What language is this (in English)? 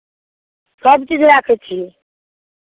Maithili